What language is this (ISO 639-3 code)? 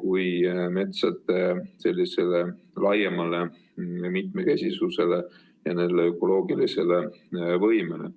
est